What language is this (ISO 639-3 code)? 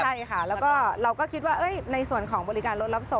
tha